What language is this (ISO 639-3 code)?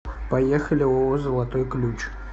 rus